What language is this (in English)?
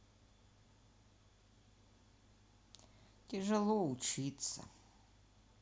Russian